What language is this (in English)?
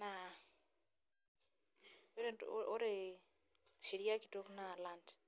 Masai